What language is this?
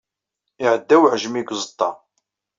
Kabyle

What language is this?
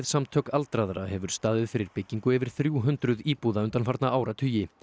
Icelandic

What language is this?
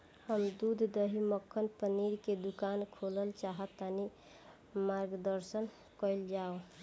Bhojpuri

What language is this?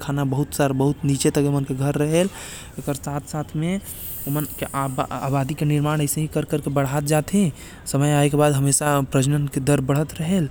Korwa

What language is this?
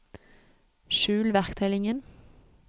Norwegian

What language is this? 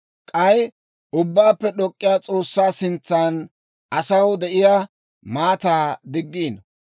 Dawro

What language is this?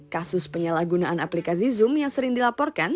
Indonesian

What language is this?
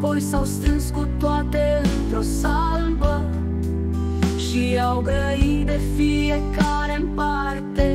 Romanian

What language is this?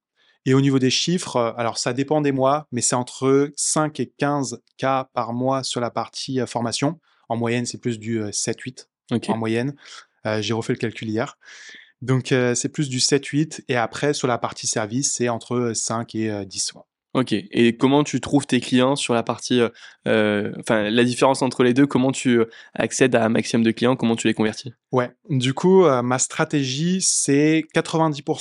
French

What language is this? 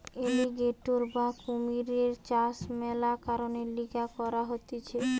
Bangla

